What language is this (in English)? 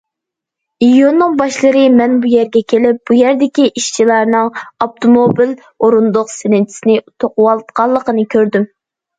Uyghur